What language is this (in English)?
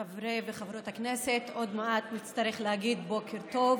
Hebrew